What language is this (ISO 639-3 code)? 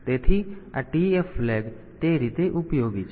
guj